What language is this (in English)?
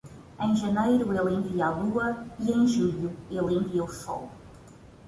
Portuguese